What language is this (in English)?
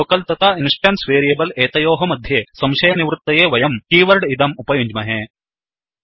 Sanskrit